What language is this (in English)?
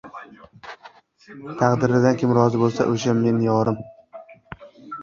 Uzbek